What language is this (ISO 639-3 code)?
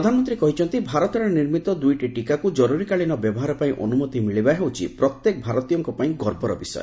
ori